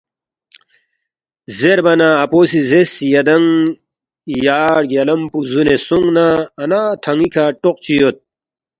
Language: Balti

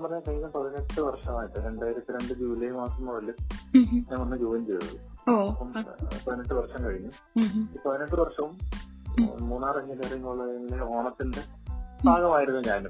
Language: Malayalam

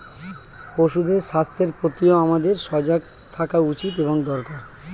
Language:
Bangla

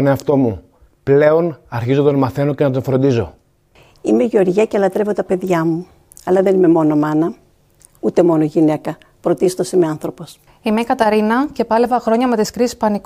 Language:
Greek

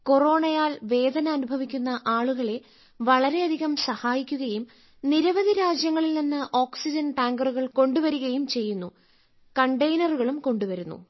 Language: Malayalam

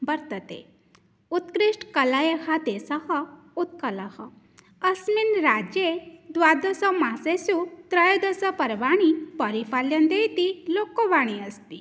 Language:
Sanskrit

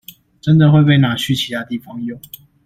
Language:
Chinese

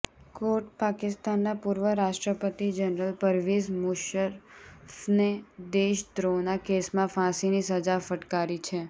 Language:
Gujarati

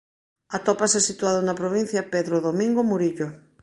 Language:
Galician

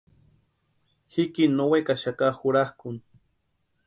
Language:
Western Highland Purepecha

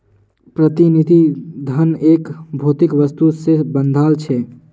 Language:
Magahi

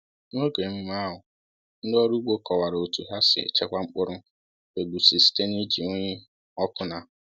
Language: Igbo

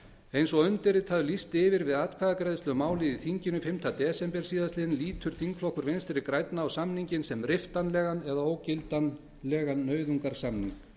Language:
Icelandic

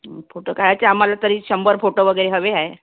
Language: Marathi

